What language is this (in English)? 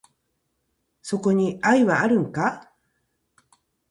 Japanese